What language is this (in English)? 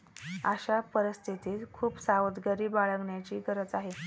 Marathi